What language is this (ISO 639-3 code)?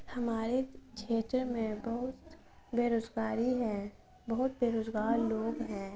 urd